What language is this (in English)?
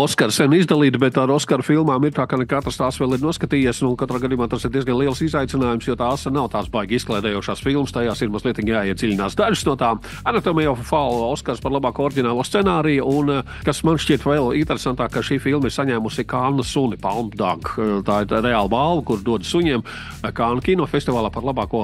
Latvian